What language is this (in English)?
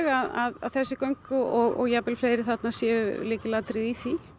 Icelandic